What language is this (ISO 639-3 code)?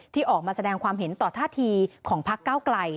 tha